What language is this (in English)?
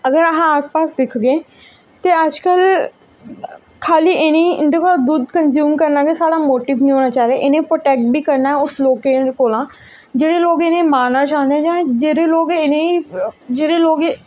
Dogri